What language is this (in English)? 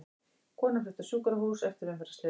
Icelandic